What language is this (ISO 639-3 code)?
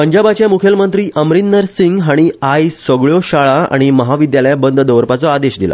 kok